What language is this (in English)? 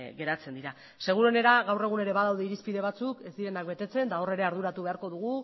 Basque